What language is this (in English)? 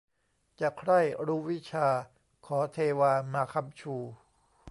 Thai